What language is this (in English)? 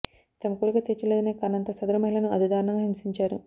Telugu